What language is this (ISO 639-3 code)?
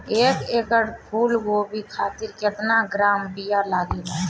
bho